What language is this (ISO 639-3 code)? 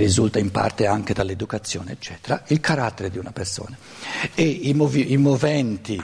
ita